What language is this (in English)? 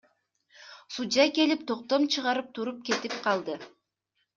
Kyrgyz